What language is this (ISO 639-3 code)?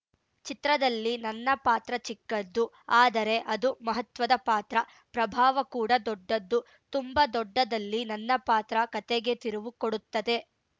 kan